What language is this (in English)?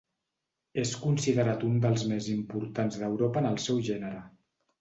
Catalan